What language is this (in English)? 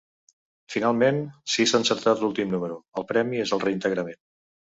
Catalan